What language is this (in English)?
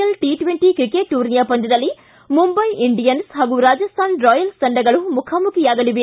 Kannada